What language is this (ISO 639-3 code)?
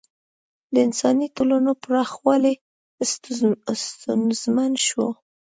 pus